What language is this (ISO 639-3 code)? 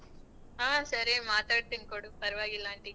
kan